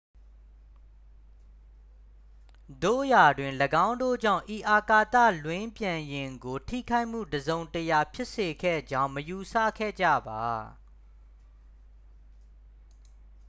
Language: Burmese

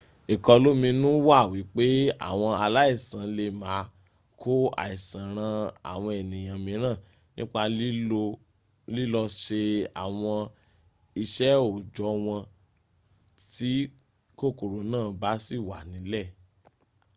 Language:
Yoruba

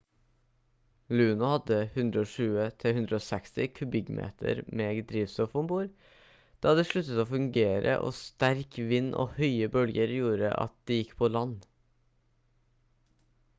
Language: Norwegian Bokmål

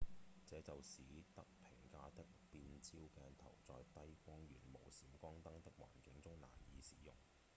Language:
Cantonese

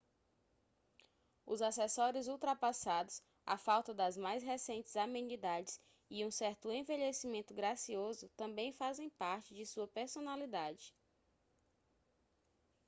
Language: Portuguese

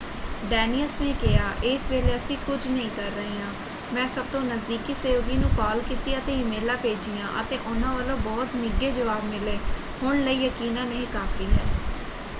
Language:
Punjabi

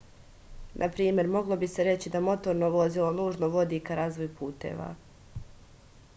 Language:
Serbian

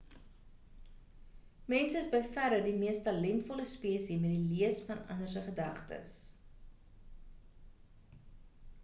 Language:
Afrikaans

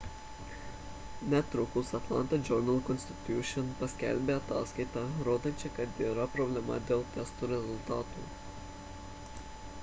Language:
Lithuanian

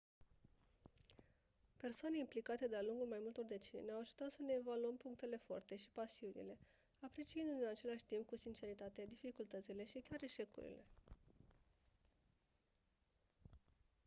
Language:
Romanian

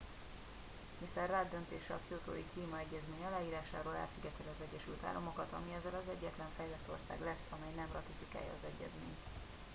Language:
Hungarian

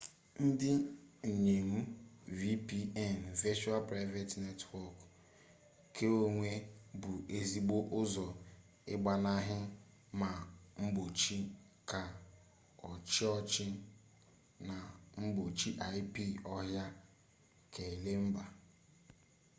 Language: Igbo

